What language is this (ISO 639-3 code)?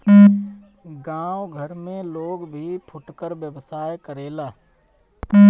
bho